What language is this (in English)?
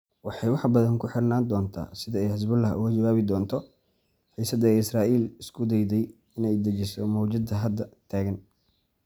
Somali